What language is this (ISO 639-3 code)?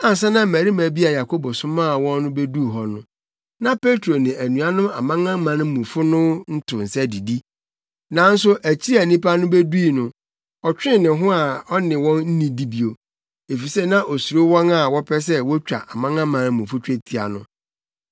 aka